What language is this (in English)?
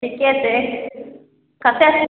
Maithili